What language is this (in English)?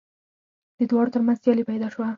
Pashto